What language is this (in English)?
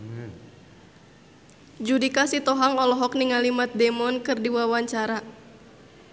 Sundanese